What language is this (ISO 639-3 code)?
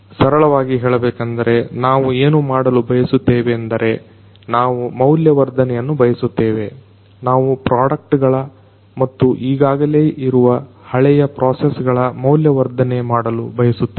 kan